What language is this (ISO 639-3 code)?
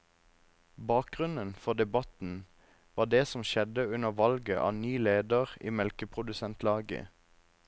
nor